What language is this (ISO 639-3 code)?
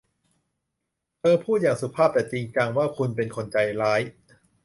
tha